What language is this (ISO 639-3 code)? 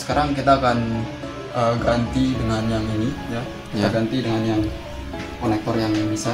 ind